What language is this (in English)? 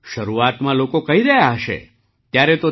Gujarati